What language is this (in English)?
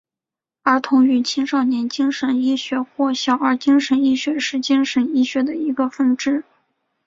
Chinese